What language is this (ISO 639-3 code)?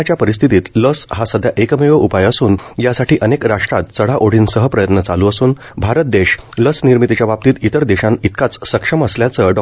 mar